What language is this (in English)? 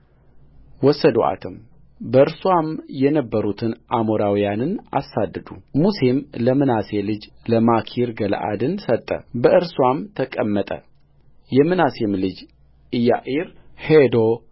Amharic